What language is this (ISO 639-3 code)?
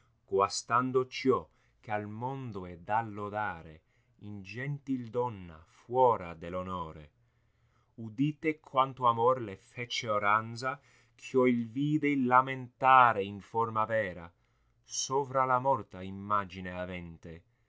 ita